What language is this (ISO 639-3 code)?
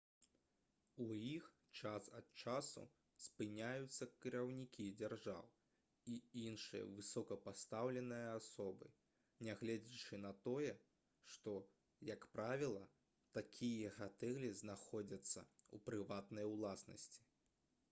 bel